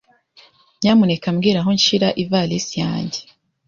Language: Kinyarwanda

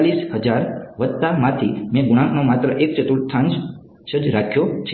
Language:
Gujarati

